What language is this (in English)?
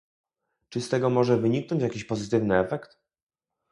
Polish